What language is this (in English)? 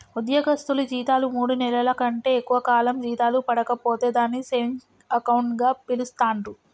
Telugu